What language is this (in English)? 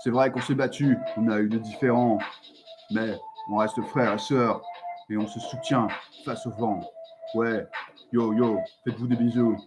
French